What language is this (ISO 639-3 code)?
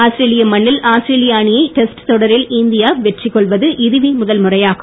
tam